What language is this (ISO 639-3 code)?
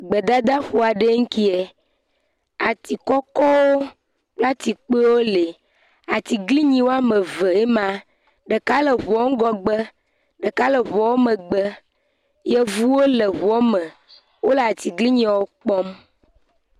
ewe